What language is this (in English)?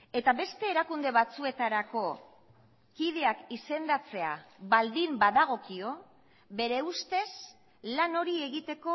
Basque